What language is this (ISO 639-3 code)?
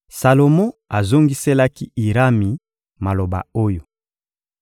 lin